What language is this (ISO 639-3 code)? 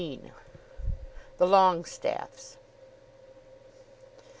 eng